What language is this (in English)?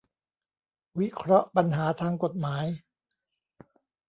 Thai